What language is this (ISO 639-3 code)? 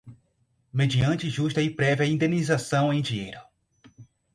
por